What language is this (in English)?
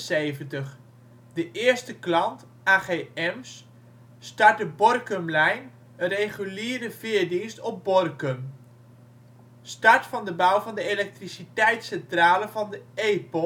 Dutch